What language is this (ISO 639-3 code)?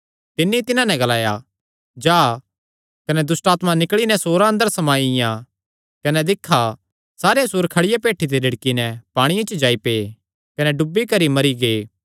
xnr